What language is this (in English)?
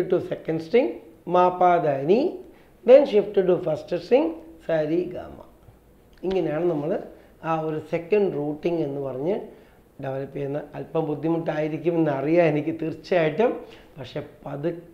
Hindi